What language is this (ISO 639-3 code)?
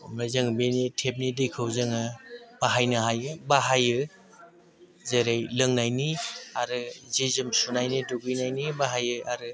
brx